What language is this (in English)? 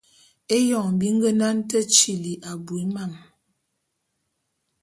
Bulu